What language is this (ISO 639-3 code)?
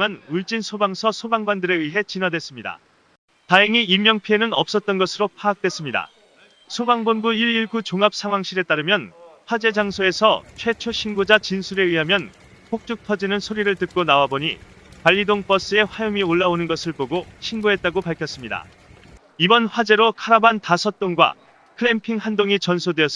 kor